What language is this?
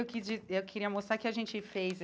Portuguese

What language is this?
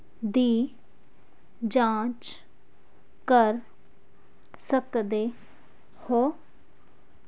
Punjabi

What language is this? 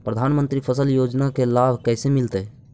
Magahi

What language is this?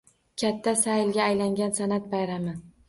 Uzbek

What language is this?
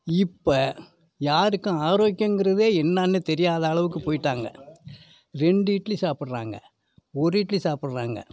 Tamil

